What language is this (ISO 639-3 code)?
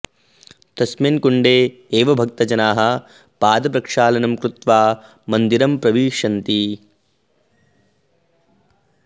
san